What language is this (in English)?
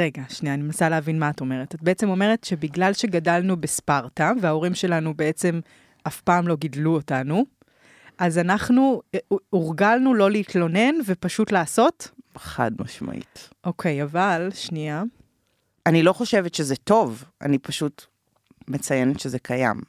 Hebrew